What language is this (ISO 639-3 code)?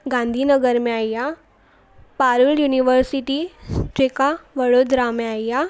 snd